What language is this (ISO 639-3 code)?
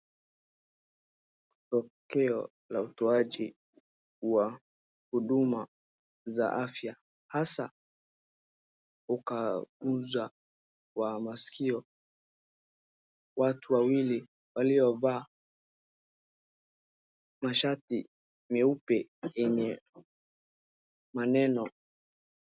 swa